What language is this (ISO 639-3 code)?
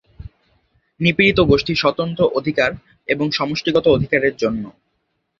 ben